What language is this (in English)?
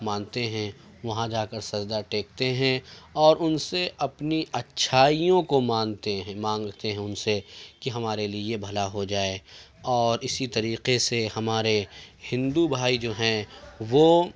Urdu